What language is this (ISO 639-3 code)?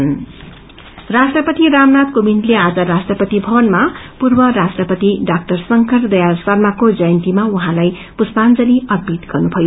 nep